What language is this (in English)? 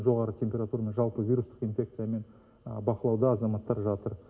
Kazakh